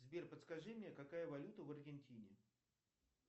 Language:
Russian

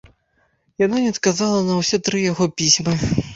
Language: Belarusian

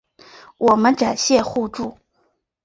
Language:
Chinese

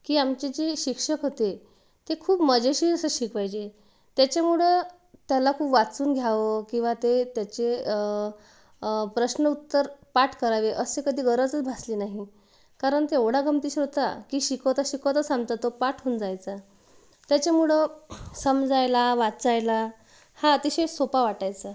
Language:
Marathi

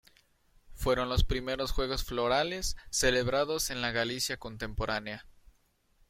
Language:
Spanish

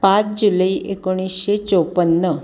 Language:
Marathi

